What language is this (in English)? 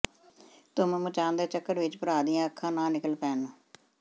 Punjabi